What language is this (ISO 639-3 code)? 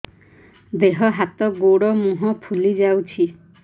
ori